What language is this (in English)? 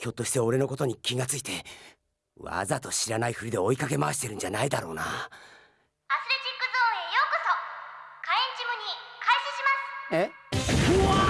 Japanese